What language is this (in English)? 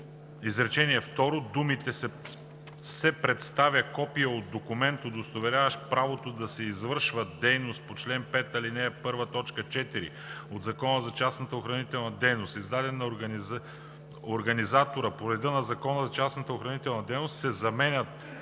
Bulgarian